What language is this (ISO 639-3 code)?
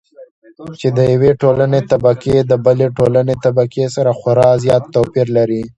pus